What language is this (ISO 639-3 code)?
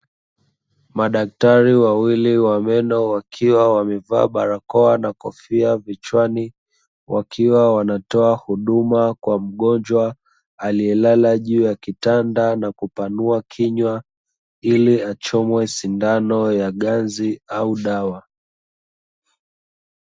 swa